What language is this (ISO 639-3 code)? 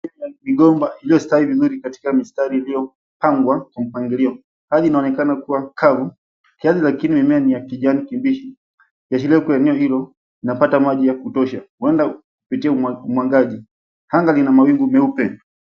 swa